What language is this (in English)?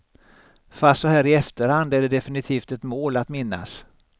Swedish